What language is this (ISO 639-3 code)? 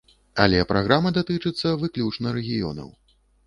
bel